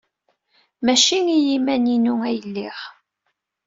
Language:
Kabyle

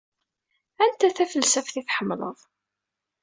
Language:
Kabyle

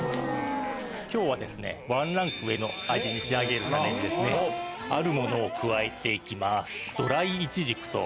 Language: Japanese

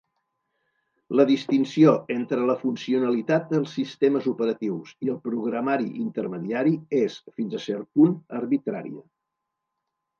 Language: Catalan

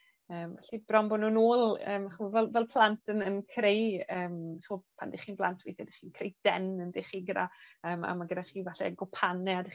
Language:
Welsh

